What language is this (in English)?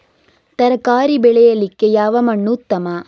Kannada